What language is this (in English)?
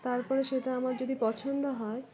Bangla